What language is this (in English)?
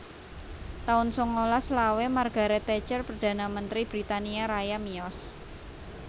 Javanese